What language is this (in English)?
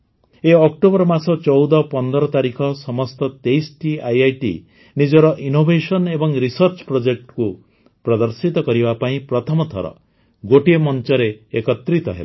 Odia